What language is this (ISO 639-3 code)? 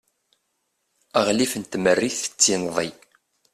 kab